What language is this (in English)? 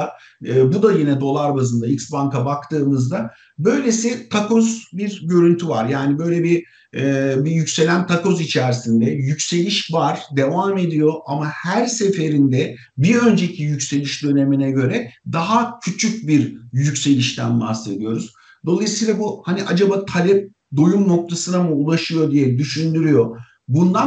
Turkish